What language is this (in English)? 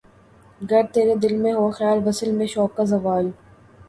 Urdu